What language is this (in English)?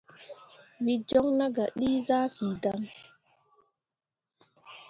Mundang